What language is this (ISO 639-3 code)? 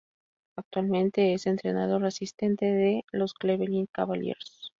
spa